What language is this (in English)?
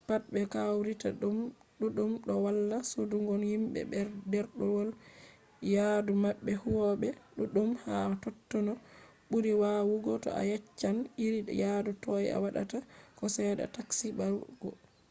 Fula